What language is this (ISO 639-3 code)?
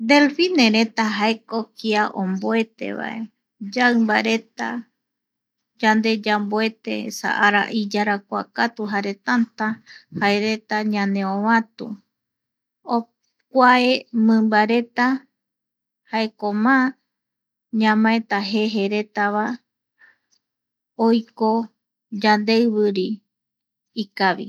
gui